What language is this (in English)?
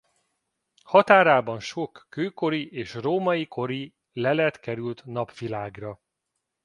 Hungarian